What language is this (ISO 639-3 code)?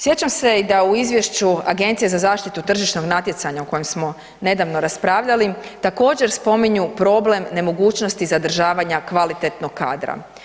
hrv